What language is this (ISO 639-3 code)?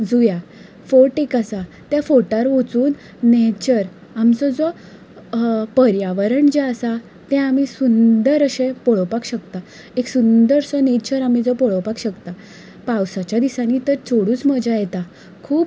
kok